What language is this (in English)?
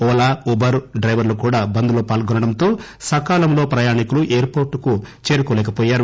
Telugu